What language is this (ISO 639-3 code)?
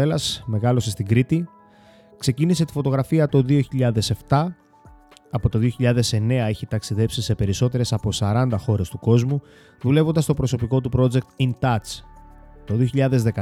ell